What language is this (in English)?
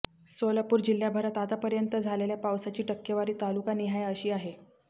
Marathi